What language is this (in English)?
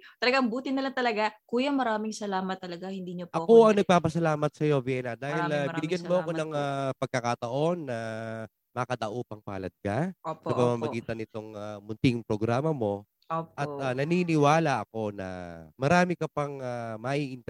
Filipino